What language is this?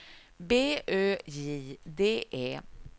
Swedish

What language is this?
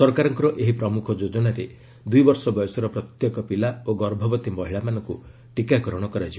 Odia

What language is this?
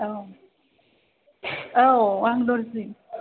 Bodo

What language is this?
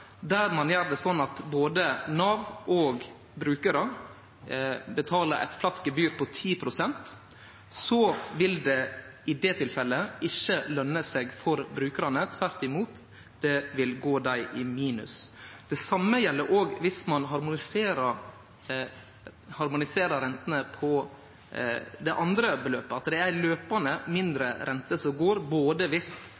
Norwegian Nynorsk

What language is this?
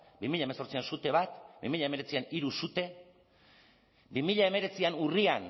Basque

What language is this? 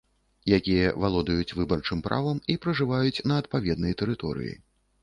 Belarusian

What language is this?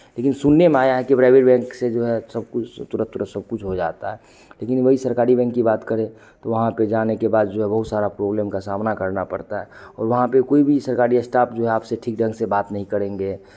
Hindi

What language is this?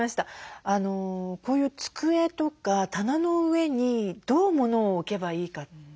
Japanese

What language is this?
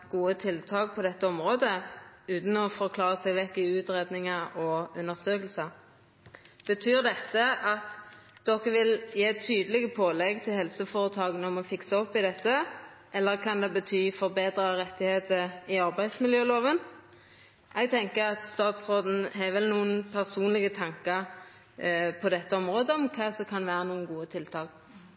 Norwegian Nynorsk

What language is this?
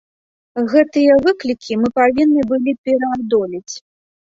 Belarusian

